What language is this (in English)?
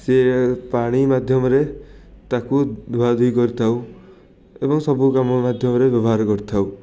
Odia